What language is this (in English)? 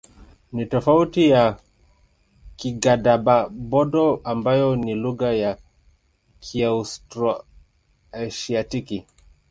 Swahili